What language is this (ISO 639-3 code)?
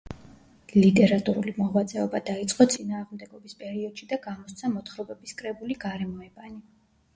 kat